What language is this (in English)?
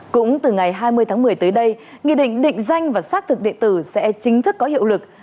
Vietnamese